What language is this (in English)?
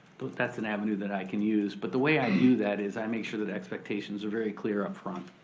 English